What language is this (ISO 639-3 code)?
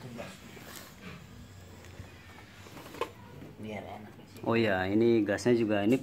ind